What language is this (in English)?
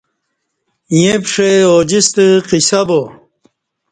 Kati